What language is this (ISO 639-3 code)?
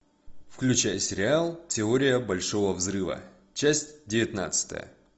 rus